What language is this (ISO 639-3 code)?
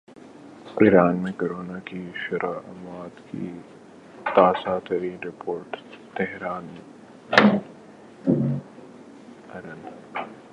urd